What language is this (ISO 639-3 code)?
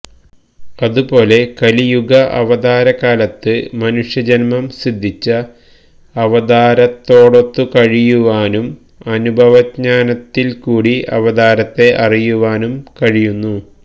mal